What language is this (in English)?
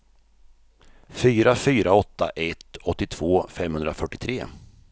Swedish